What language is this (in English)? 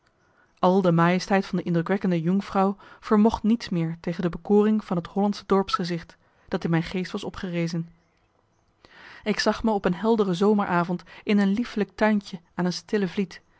Dutch